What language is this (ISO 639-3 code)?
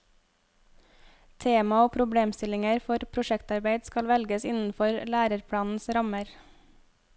nor